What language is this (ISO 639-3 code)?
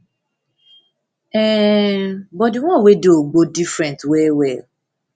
pcm